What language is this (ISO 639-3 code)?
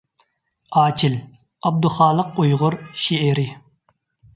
uig